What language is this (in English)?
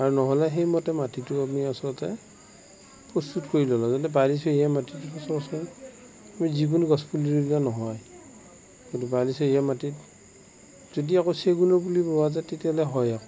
Assamese